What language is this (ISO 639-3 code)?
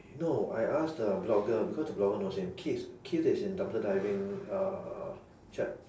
eng